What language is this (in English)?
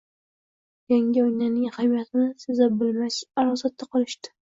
Uzbek